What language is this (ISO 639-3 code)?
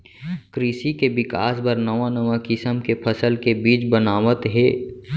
hne